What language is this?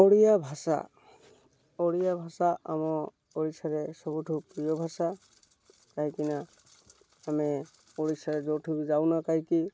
Odia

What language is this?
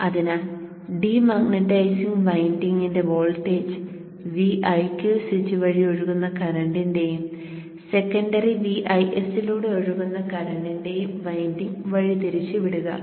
Malayalam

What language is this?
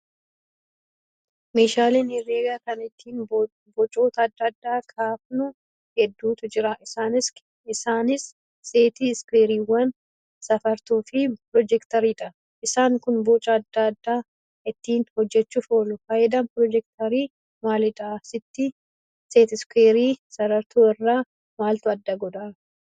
Oromo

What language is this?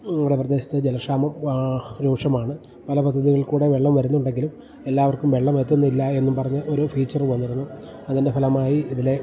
Malayalam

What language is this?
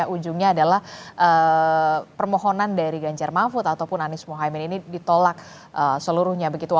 Indonesian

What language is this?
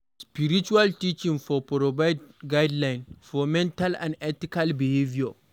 Nigerian Pidgin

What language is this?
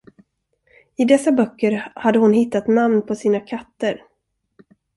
Swedish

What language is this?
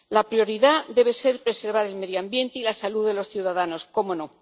Spanish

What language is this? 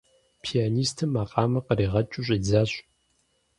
Kabardian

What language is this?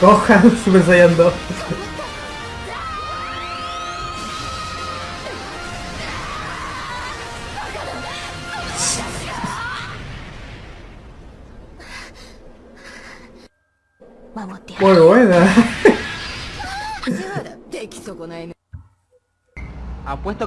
Spanish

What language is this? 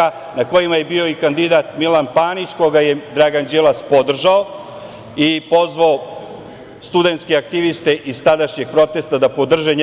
Serbian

